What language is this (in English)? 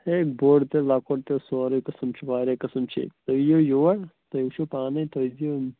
Kashmiri